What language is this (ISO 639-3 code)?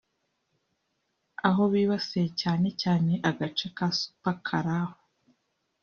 kin